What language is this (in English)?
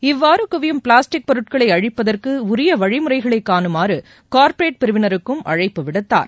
Tamil